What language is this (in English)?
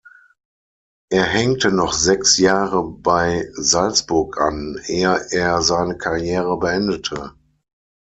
German